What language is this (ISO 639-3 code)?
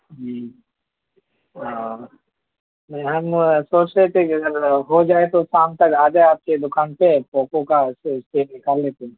urd